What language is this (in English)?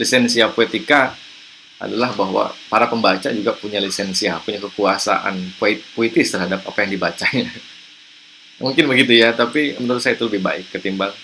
Indonesian